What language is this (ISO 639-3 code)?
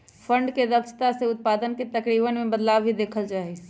mag